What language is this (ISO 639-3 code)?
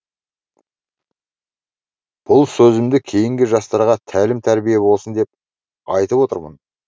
kaz